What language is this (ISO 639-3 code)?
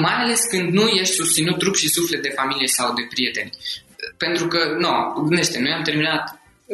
ron